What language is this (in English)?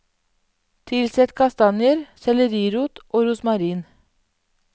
Norwegian